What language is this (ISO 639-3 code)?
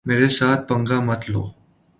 urd